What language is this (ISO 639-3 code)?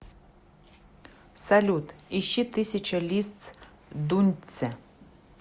rus